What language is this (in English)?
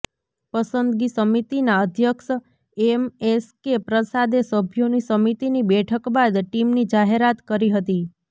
Gujarati